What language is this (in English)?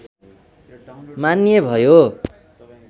Nepali